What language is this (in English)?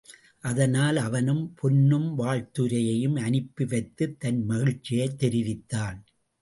Tamil